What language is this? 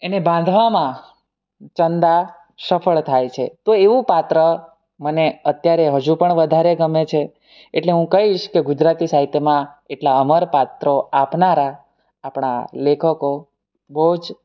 Gujarati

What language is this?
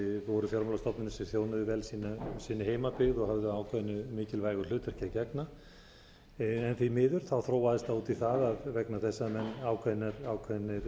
Icelandic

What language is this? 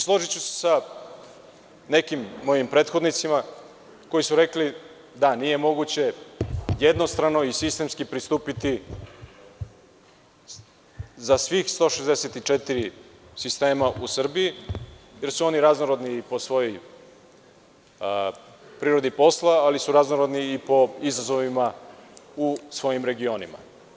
Serbian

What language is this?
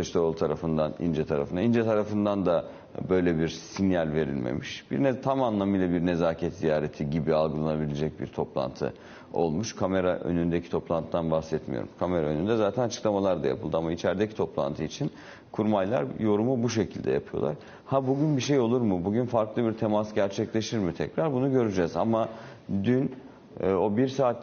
Turkish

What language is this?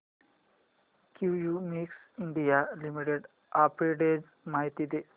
Marathi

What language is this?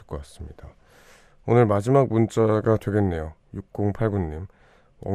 Korean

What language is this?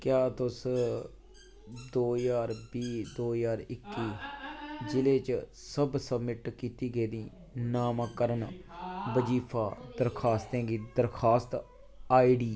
Dogri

